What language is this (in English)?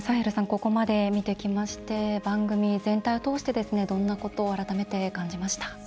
Japanese